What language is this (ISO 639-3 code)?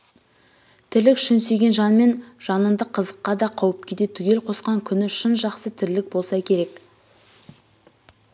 kaz